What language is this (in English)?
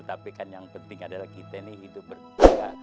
Indonesian